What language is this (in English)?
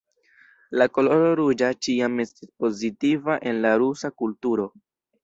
Esperanto